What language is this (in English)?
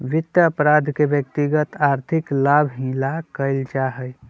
Magahi